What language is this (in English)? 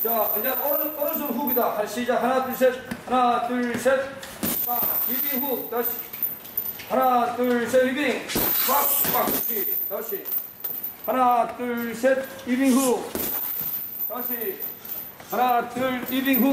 Korean